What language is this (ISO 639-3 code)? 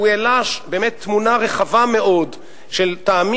heb